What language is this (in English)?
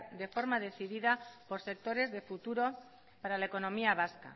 Spanish